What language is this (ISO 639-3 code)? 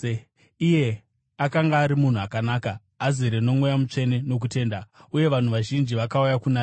sna